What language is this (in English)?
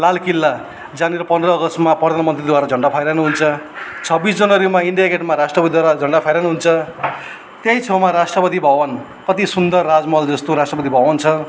Nepali